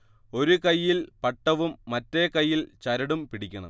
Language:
Malayalam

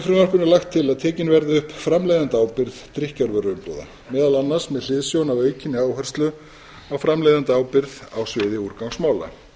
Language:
Icelandic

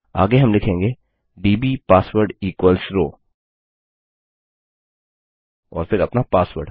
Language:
Hindi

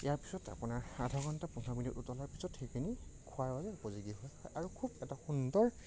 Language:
Assamese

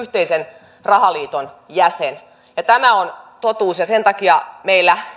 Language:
Finnish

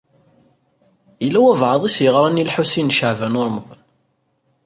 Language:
Kabyle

